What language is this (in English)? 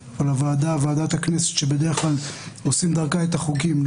Hebrew